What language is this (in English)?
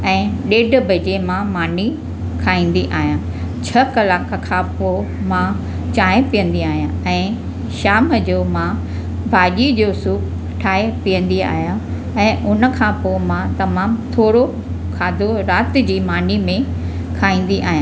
Sindhi